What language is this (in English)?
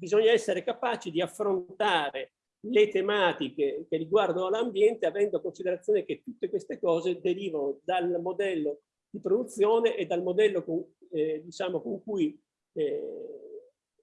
Italian